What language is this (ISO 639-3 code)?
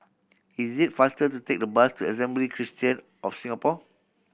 eng